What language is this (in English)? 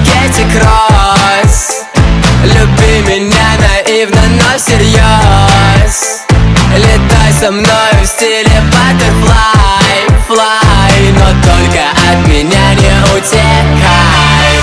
Russian